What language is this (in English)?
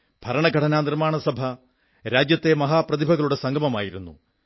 Malayalam